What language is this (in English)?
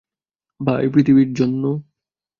Bangla